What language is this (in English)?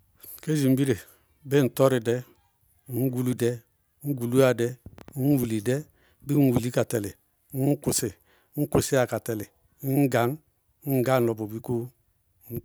Bago-Kusuntu